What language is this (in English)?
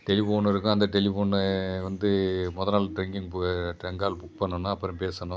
Tamil